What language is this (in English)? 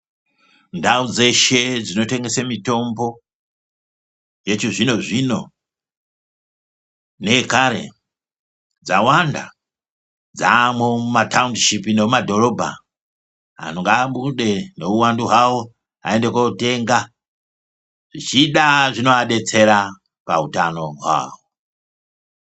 Ndau